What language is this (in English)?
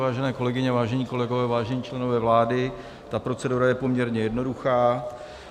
Czech